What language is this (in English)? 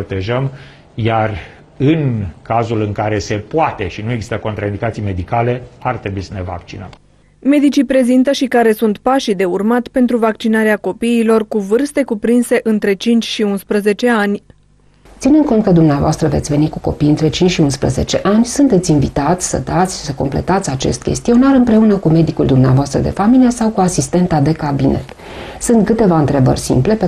Romanian